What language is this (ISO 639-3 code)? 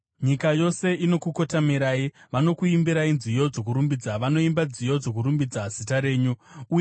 sna